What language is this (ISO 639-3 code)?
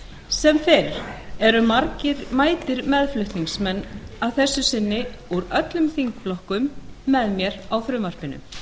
isl